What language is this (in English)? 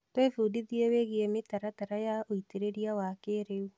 Kikuyu